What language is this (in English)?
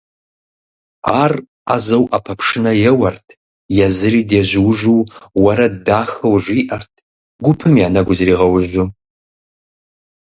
Kabardian